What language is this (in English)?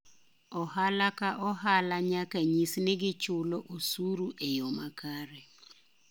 Luo (Kenya and Tanzania)